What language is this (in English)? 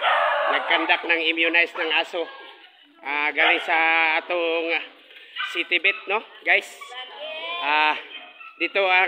Filipino